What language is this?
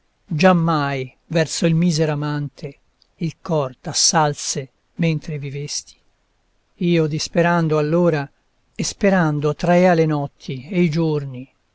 Italian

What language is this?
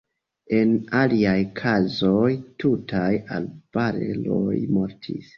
Esperanto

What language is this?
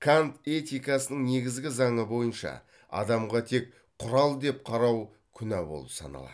Kazakh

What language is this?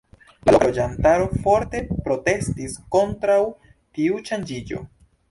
Esperanto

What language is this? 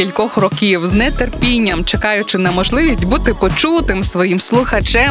Ukrainian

